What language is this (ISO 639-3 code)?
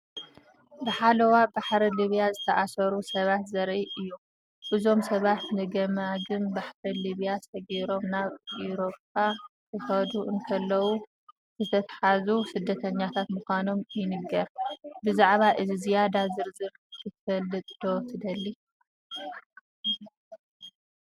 tir